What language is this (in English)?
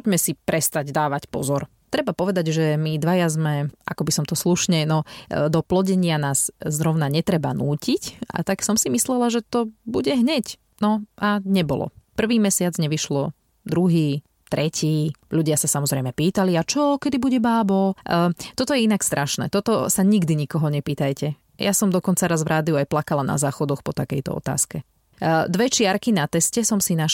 Slovak